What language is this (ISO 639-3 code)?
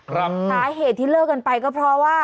tha